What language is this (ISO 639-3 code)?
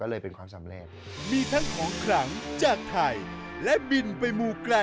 tha